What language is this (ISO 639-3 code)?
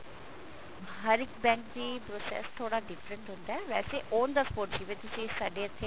pan